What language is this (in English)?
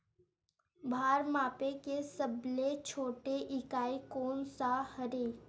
Chhattisgarhi